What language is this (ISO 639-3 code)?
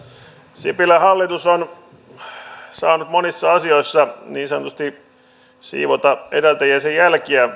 fin